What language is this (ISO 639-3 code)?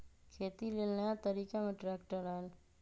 mag